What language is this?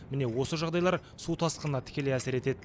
Kazakh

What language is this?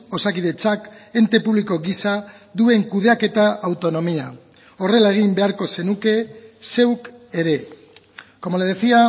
Basque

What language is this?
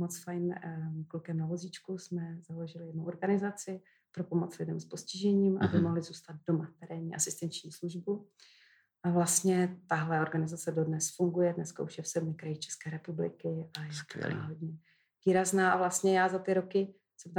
Czech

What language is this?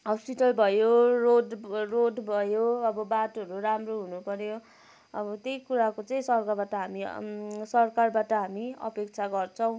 Nepali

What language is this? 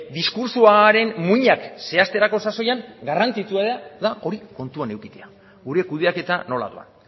Basque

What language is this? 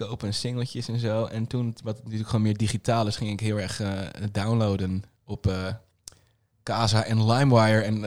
Dutch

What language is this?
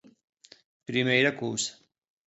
Galician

